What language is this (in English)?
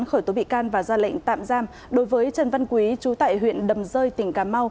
Vietnamese